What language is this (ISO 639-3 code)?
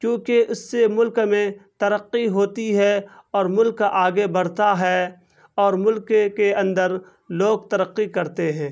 urd